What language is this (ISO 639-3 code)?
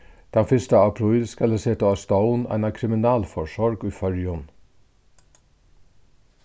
fao